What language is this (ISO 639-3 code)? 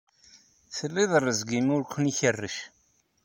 kab